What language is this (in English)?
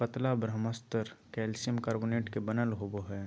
Magahi